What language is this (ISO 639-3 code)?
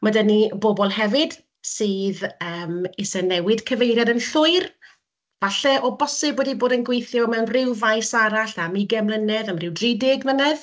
cym